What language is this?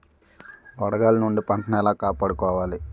Telugu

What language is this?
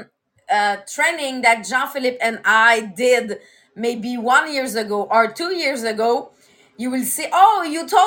English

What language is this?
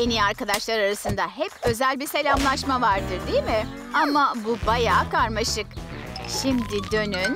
Turkish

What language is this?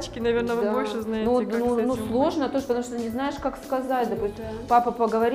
Russian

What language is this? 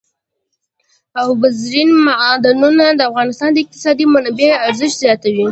Pashto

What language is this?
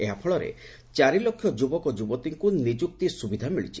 Odia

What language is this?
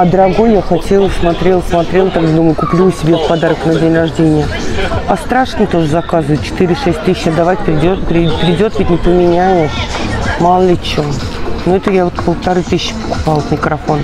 Russian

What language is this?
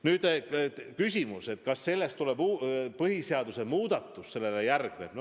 Estonian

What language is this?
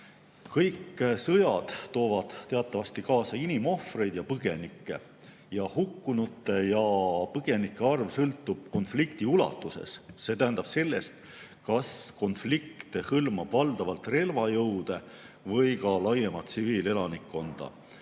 Estonian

